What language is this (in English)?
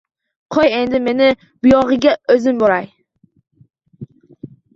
Uzbek